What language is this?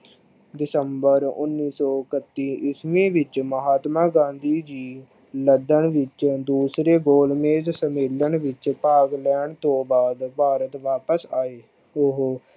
Punjabi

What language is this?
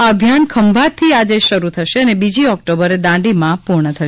Gujarati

